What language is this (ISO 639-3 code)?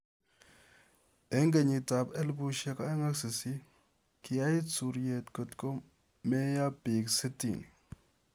kln